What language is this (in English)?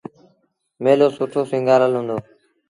Sindhi Bhil